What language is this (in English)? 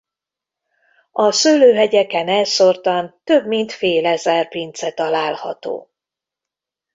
Hungarian